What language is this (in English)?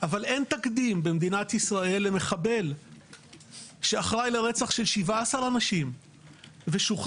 Hebrew